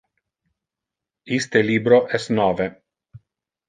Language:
Interlingua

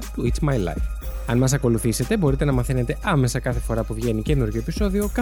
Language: Greek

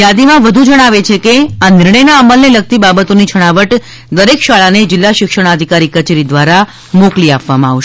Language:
Gujarati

